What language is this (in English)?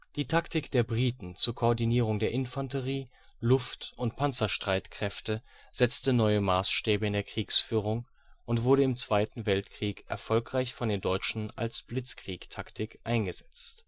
German